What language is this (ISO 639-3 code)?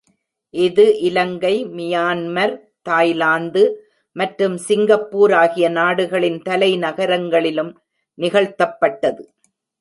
tam